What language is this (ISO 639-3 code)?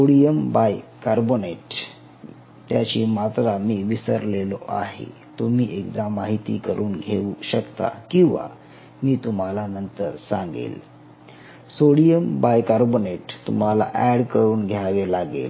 mar